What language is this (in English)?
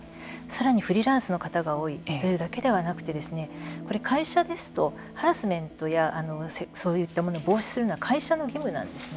Japanese